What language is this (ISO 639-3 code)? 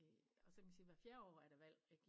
dan